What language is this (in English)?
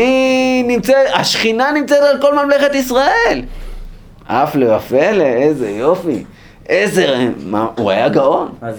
Hebrew